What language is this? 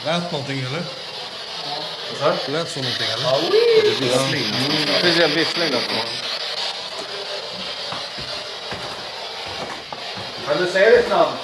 Swedish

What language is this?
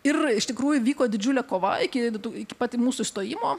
Lithuanian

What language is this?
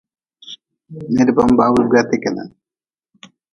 Nawdm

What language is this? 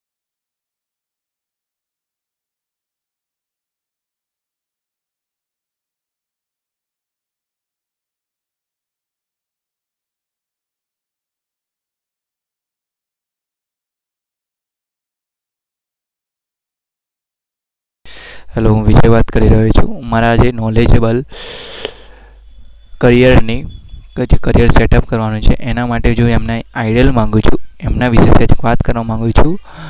Gujarati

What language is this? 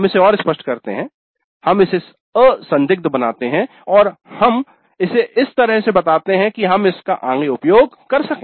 Hindi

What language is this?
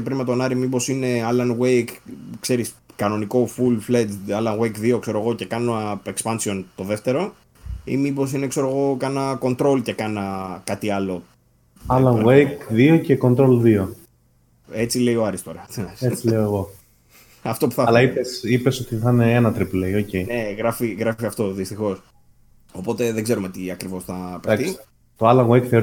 Greek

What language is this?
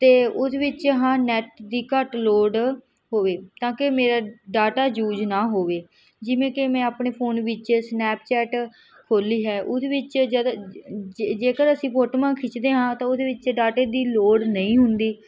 Punjabi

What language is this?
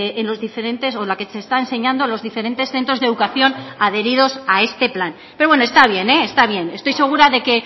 Spanish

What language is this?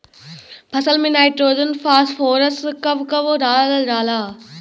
Bhojpuri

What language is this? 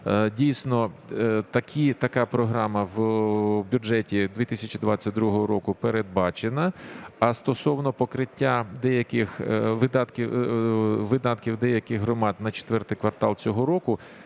Ukrainian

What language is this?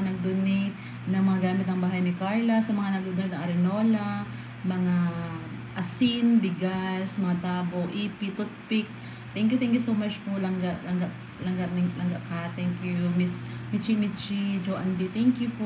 Filipino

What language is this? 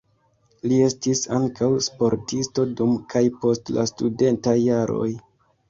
Esperanto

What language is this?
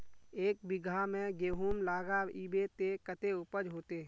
Magahi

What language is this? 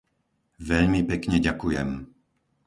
Slovak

